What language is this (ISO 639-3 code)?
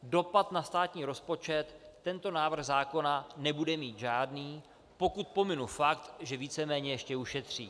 ces